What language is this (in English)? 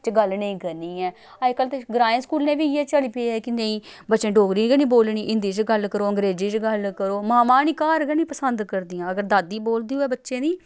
Dogri